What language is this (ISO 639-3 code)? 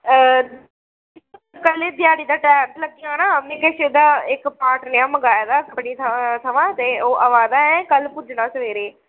doi